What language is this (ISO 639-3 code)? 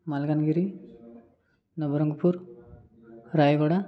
ori